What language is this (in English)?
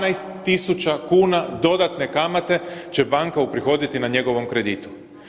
Croatian